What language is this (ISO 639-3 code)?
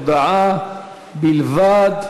heb